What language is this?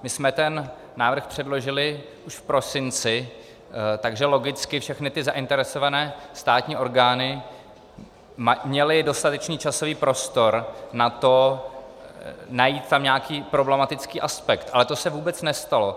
Czech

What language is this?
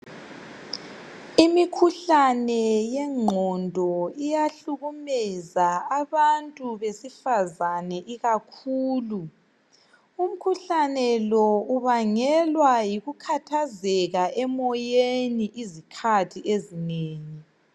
North Ndebele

